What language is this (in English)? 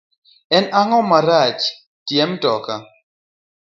Luo (Kenya and Tanzania)